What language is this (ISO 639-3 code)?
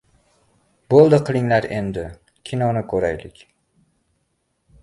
uzb